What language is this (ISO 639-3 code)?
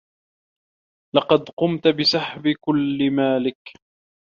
ara